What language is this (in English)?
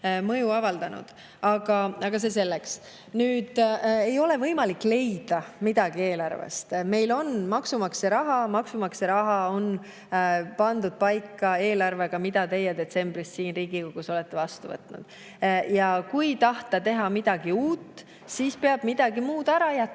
Estonian